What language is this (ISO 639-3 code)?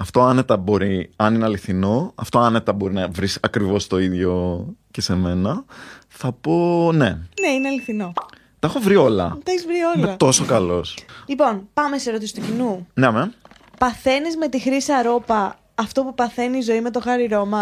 ell